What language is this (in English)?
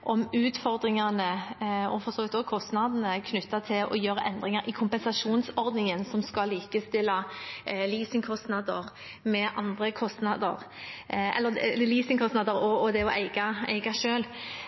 Norwegian Bokmål